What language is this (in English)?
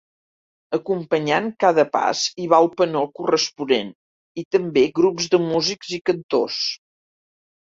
Catalan